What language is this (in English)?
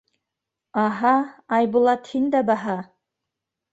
Bashkir